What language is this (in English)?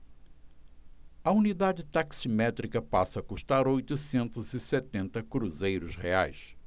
Portuguese